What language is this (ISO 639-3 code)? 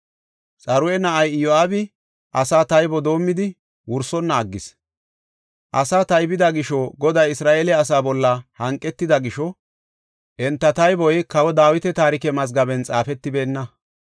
gof